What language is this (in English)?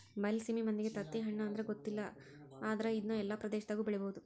Kannada